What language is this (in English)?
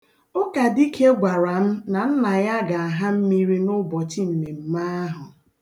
Igbo